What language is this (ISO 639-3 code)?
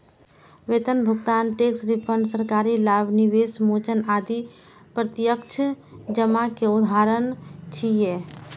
mai